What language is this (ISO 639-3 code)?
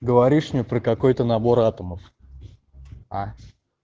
rus